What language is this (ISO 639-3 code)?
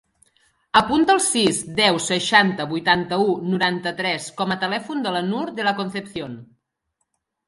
cat